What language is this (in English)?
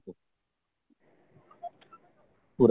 Odia